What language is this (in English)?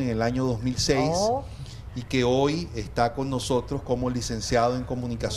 Spanish